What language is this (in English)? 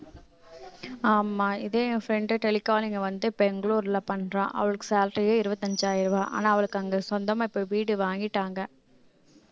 Tamil